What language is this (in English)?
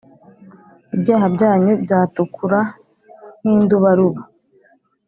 Kinyarwanda